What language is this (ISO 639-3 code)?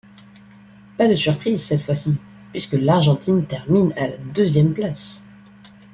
fra